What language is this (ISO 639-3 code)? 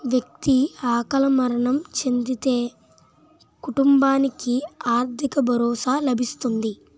tel